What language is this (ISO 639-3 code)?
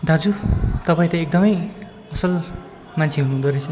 nep